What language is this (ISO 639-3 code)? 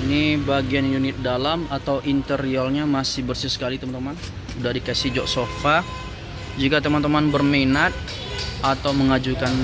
ind